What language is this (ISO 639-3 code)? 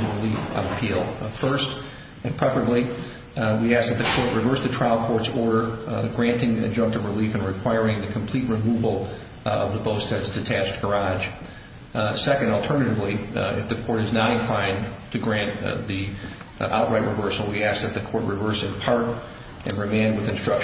eng